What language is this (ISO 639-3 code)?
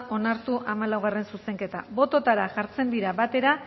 eus